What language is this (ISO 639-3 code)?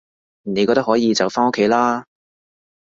yue